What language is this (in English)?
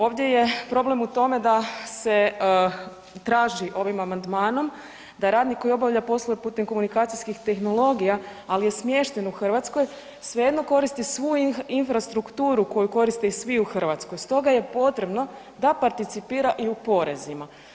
Croatian